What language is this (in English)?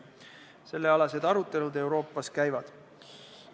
Estonian